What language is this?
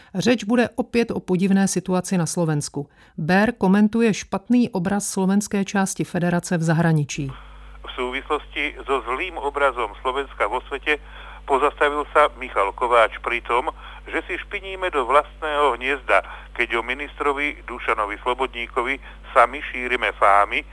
Czech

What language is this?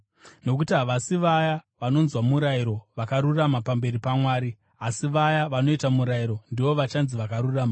Shona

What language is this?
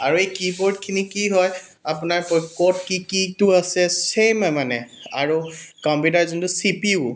Assamese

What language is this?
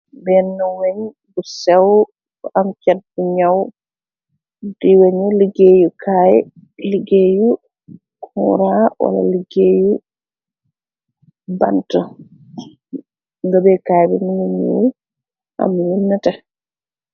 Wolof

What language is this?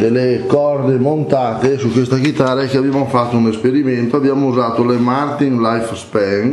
Italian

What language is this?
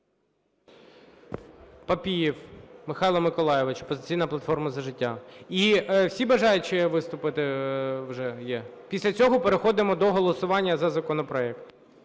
Ukrainian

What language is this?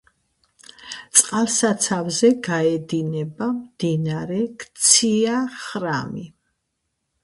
Georgian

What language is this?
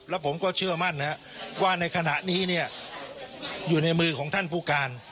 Thai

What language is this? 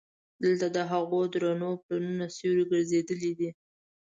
Pashto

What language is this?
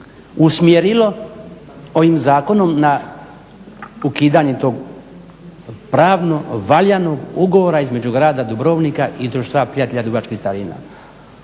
Croatian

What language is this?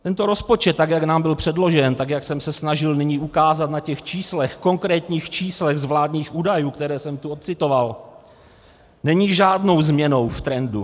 Czech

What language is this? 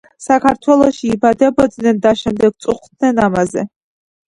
Georgian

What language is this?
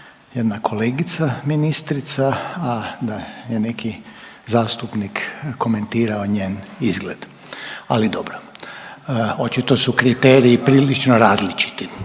Croatian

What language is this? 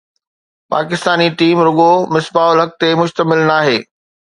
Sindhi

